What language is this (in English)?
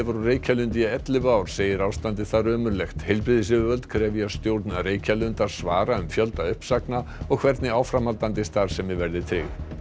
Icelandic